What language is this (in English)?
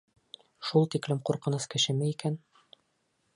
Bashkir